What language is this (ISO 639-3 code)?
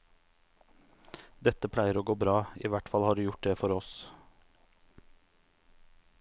nor